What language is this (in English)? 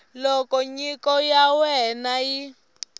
Tsonga